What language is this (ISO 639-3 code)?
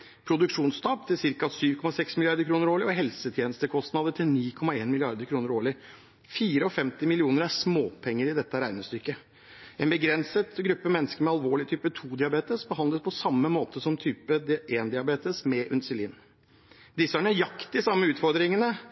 nob